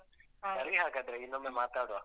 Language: Kannada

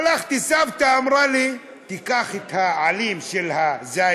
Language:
Hebrew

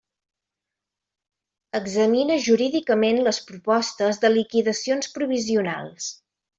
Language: Catalan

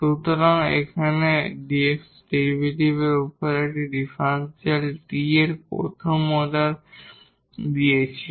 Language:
Bangla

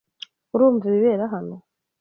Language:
Kinyarwanda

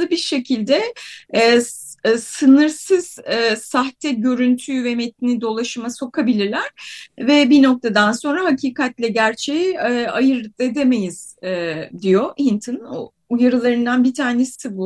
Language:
Turkish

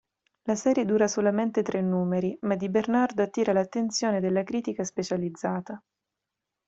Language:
Italian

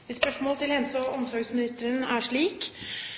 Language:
Norwegian Bokmål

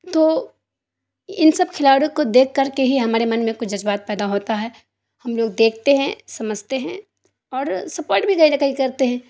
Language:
Urdu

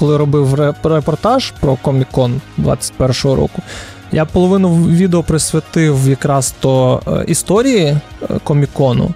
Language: Ukrainian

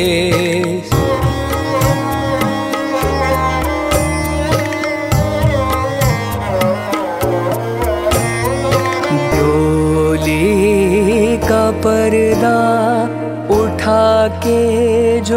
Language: Hindi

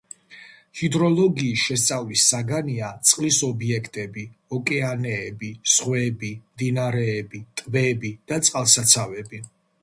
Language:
Georgian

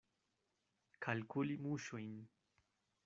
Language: Esperanto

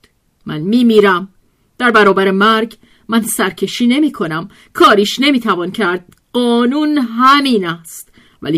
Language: Persian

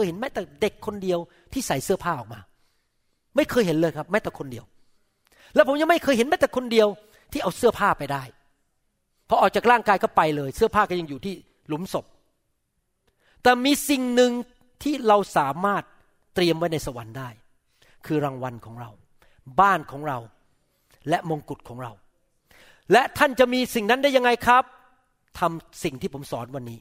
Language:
Thai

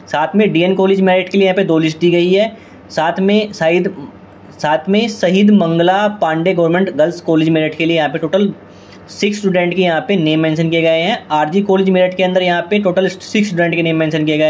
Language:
Hindi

